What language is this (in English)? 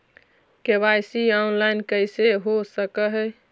Magahi